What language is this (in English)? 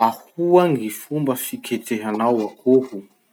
Masikoro Malagasy